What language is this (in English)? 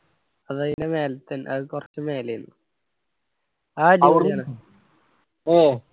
Malayalam